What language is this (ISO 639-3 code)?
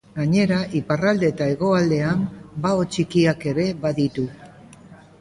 eus